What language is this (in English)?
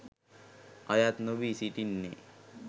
Sinhala